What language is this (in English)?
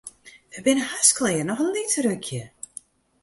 Western Frisian